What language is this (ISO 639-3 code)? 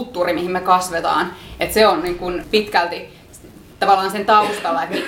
fin